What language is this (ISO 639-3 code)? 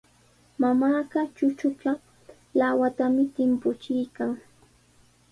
qws